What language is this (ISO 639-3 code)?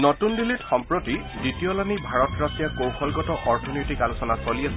asm